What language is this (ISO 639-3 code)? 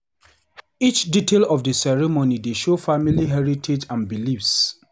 pcm